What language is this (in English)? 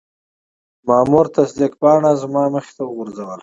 Pashto